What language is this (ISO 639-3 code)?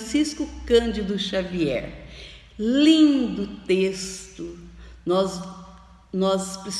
por